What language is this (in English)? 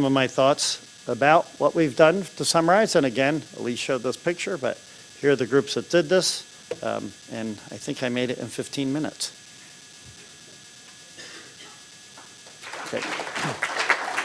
English